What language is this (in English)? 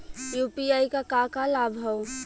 Bhojpuri